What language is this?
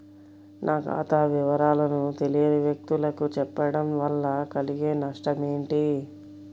Telugu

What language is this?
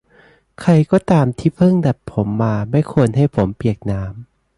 Thai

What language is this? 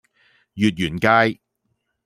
Cantonese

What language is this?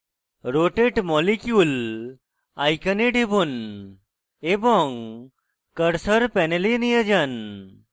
Bangla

